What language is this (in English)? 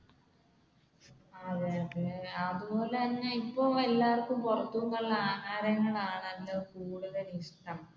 Malayalam